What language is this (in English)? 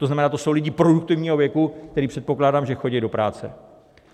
Czech